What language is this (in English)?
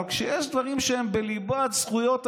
Hebrew